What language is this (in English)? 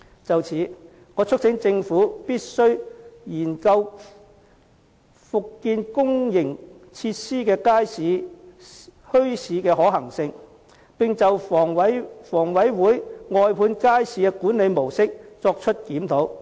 Cantonese